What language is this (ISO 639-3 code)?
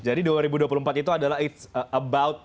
ind